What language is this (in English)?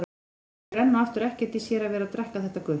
Icelandic